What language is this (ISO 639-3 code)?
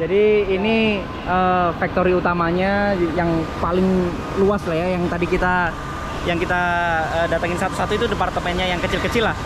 ind